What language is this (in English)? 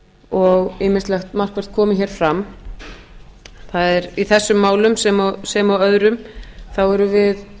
Icelandic